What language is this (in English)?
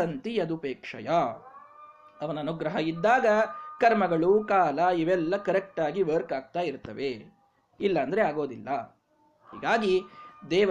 Kannada